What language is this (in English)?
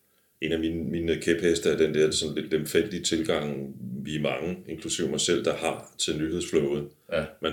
Danish